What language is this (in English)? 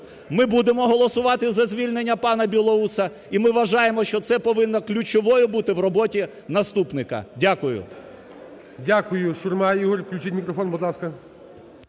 Ukrainian